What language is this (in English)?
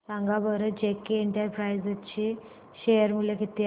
Marathi